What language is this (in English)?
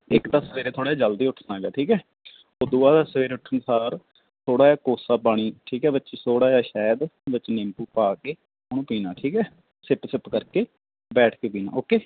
Punjabi